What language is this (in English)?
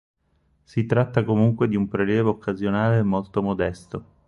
Italian